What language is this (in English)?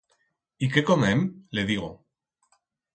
Aragonese